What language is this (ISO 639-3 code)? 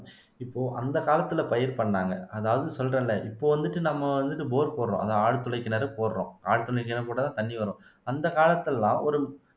tam